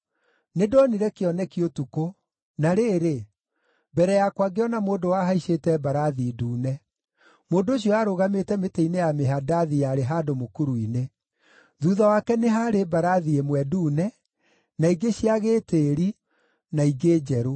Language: Kikuyu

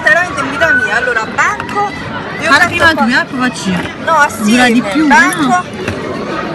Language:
Italian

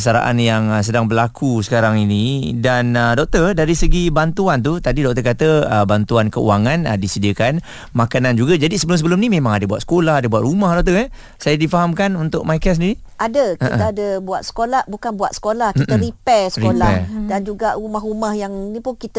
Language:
Malay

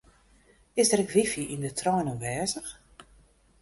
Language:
Western Frisian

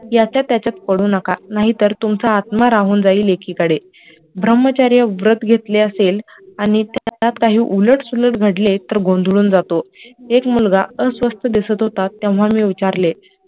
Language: Marathi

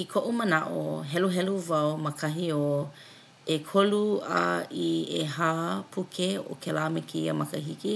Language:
Hawaiian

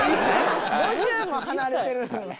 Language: Japanese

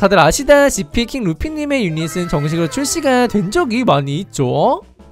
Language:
Korean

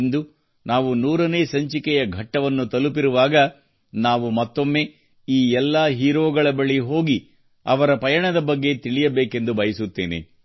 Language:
Kannada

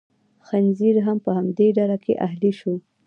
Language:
Pashto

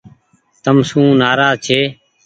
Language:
Goaria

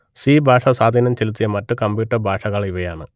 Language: Malayalam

